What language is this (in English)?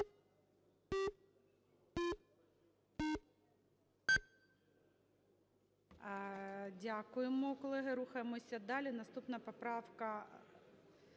Ukrainian